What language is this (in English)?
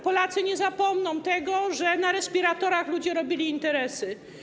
Polish